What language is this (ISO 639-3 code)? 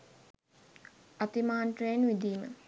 sin